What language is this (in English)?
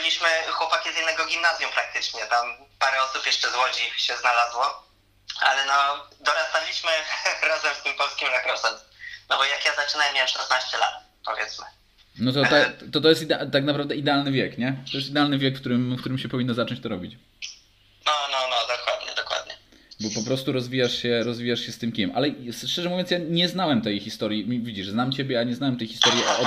Polish